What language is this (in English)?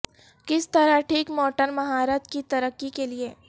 Urdu